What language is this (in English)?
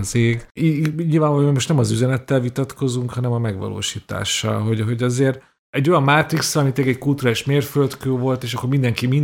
Hungarian